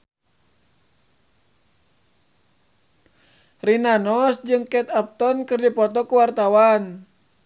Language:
Sundanese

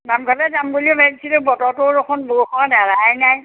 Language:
Assamese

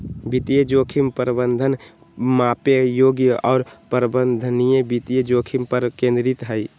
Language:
Magahi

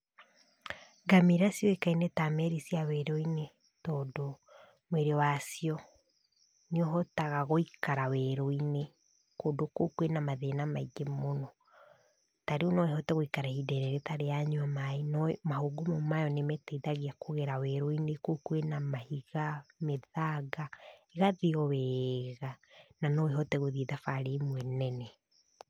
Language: Kikuyu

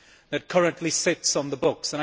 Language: English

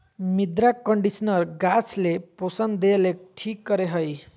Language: Magahi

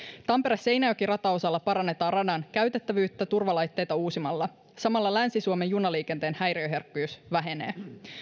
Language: Finnish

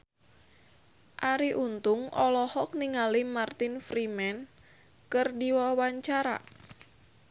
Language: Sundanese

